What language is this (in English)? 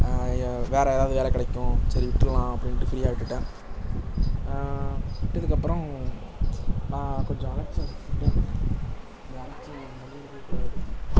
Tamil